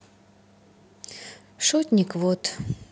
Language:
Russian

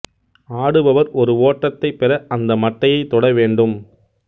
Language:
Tamil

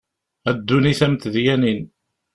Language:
Kabyle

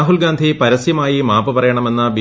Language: Malayalam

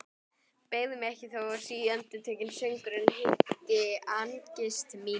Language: Icelandic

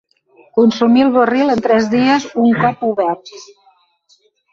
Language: Catalan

